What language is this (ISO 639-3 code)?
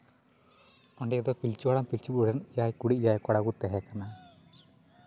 sat